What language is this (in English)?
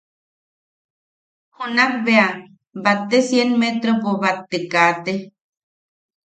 Yaqui